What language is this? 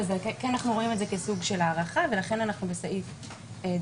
Hebrew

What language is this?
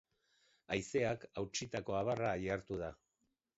Basque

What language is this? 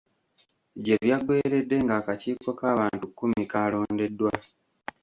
Ganda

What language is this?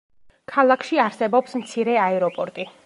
Georgian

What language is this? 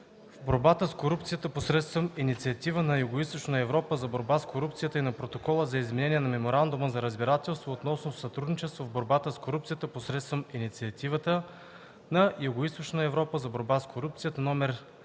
Bulgarian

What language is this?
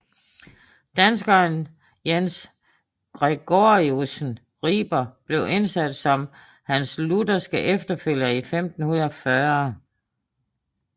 Danish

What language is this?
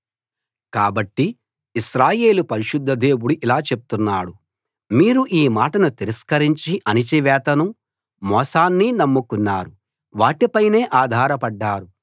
Telugu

